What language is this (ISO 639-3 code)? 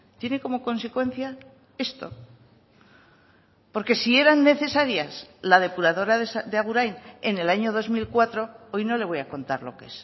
spa